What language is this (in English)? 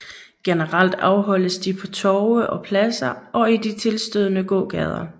Danish